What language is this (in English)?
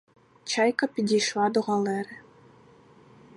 Ukrainian